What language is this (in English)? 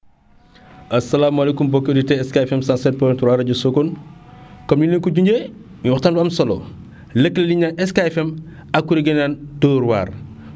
Wolof